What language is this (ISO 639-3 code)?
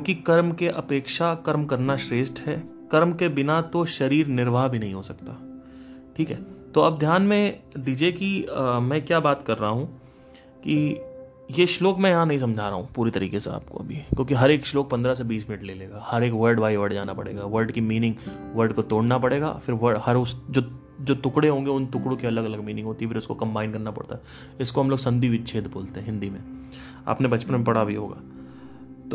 hin